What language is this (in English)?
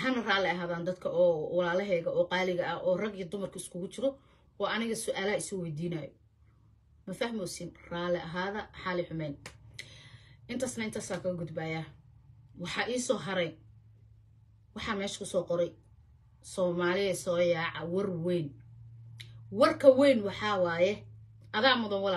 Arabic